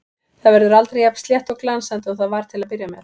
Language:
Icelandic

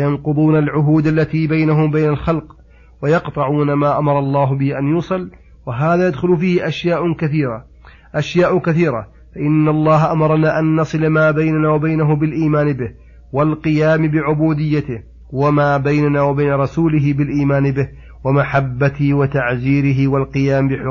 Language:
Arabic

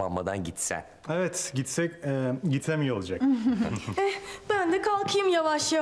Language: Turkish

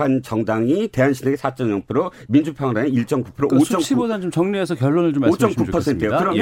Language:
Korean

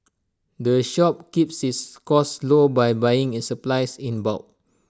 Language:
English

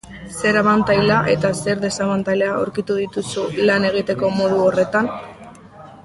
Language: Basque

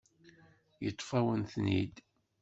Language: Kabyle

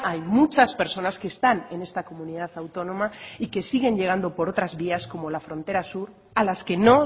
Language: Spanish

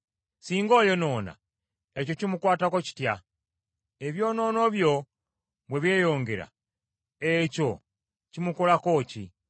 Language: Ganda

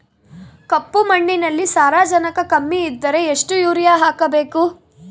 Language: Kannada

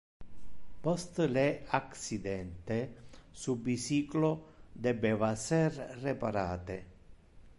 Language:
Interlingua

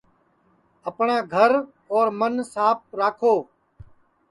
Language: Sansi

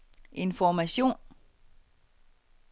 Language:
Danish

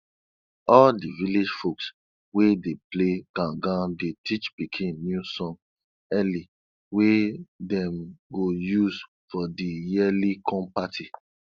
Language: Nigerian Pidgin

